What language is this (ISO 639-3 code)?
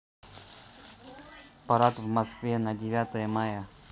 rus